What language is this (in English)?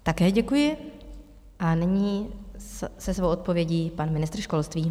Czech